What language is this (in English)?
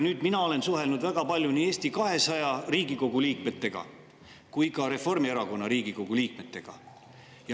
Estonian